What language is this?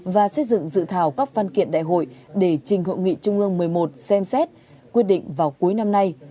Vietnamese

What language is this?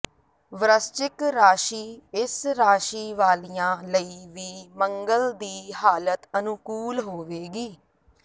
Punjabi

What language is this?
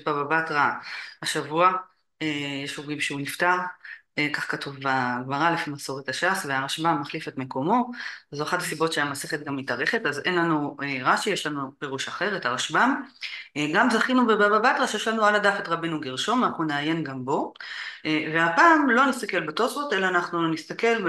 Hebrew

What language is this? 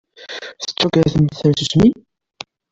Kabyle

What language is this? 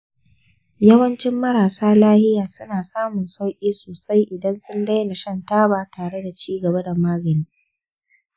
Hausa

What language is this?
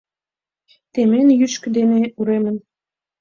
Mari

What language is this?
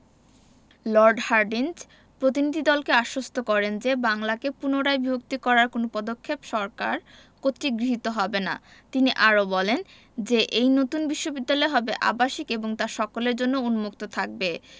Bangla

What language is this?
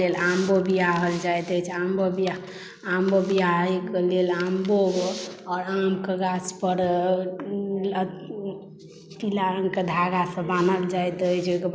Maithili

